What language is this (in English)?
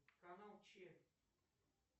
Russian